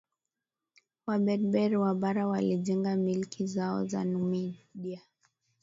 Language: Swahili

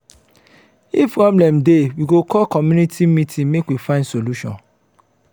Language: Nigerian Pidgin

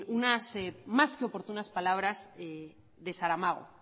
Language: Spanish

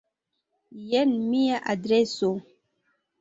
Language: Esperanto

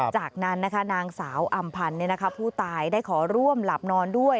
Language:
Thai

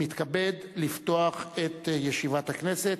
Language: Hebrew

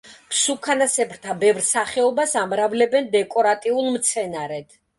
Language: Georgian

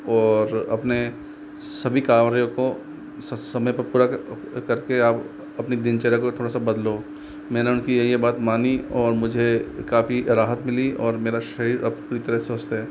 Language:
Hindi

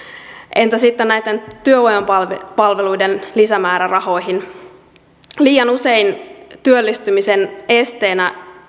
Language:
Finnish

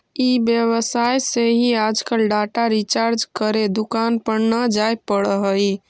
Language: Magahi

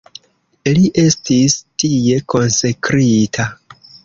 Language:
Esperanto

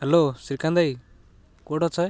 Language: Odia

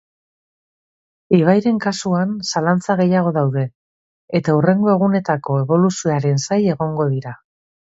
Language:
Basque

